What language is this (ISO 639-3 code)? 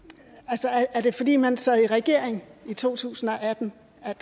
dan